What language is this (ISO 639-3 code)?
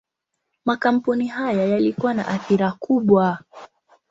swa